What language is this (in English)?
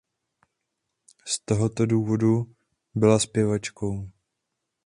Czech